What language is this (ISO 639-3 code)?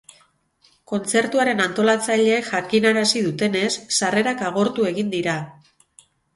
eus